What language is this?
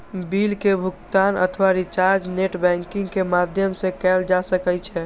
Maithili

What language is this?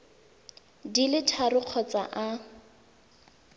Tswana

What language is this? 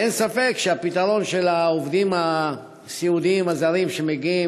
Hebrew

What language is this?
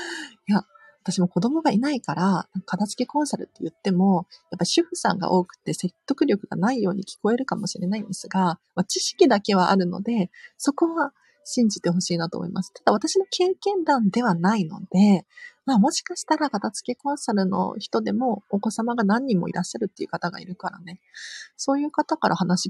Japanese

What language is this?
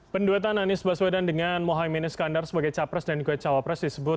Indonesian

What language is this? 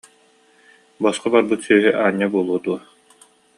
Yakut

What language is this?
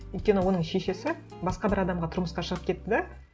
Kazakh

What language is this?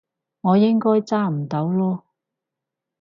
Cantonese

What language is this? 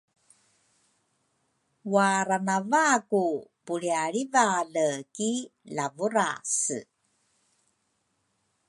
Rukai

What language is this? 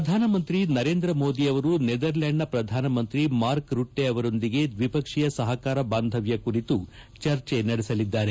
Kannada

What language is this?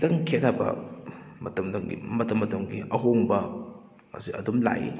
Manipuri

